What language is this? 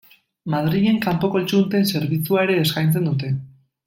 Basque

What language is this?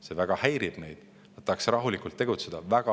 Estonian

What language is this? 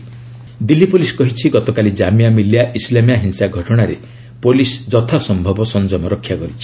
Odia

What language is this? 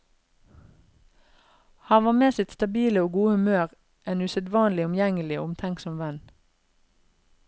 Norwegian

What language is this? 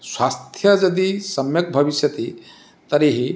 Sanskrit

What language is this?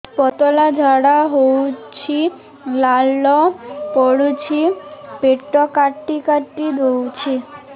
Odia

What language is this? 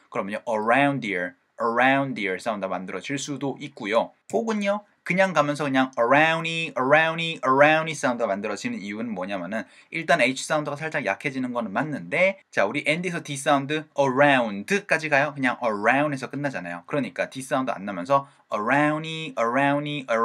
Korean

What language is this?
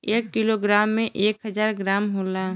Bhojpuri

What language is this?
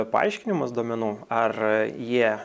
Lithuanian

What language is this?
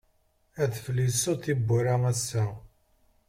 Kabyle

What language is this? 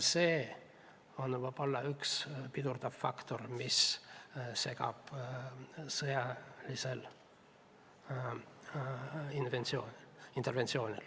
Estonian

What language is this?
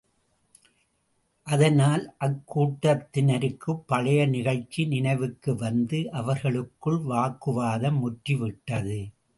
Tamil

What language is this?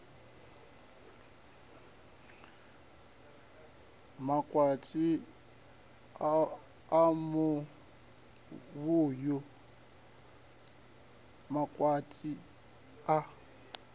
Venda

